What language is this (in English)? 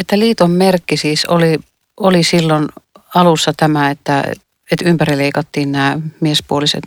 Finnish